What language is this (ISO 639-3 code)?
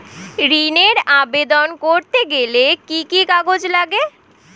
ben